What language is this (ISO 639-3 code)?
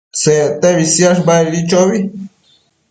mcf